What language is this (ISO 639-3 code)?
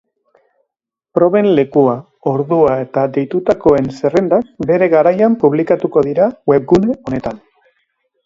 eus